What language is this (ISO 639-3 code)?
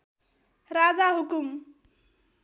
nep